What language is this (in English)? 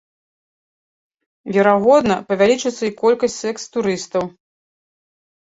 Belarusian